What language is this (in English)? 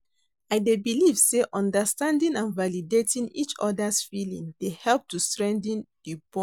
Nigerian Pidgin